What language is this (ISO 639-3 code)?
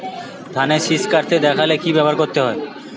ben